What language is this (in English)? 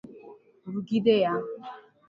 Igbo